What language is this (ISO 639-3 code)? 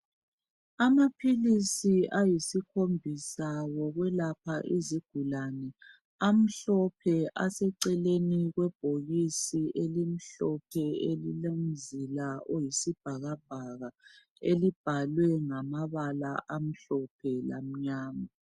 nde